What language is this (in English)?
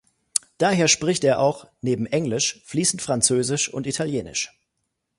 German